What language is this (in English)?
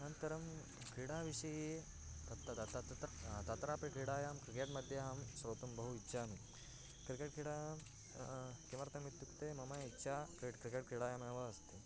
Sanskrit